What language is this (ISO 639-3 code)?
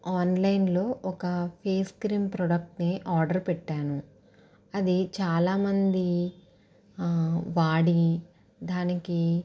tel